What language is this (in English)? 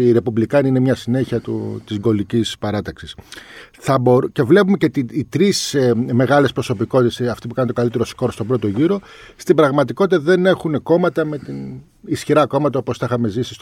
Greek